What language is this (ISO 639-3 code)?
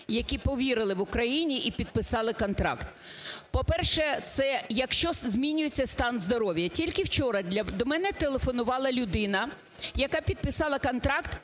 ukr